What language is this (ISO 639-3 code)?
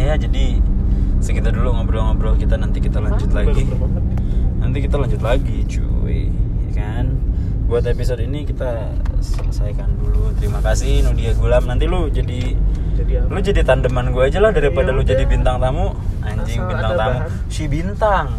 ind